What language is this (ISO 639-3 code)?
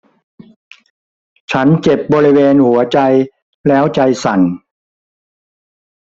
tha